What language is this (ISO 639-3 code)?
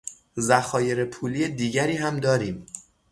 fas